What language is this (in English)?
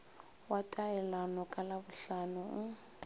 Northern Sotho